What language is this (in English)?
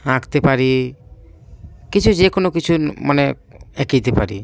Bangla